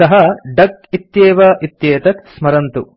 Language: Sanskrit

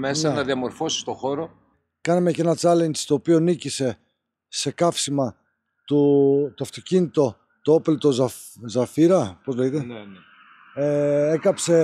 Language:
Greek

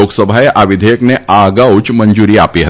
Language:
Gujarati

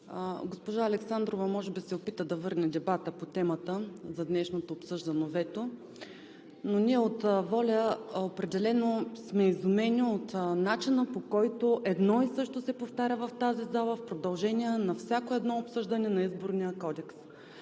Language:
Bulgarian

